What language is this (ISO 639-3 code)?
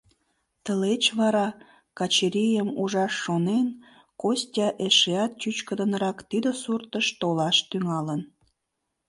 chm